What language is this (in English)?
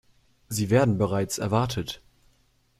German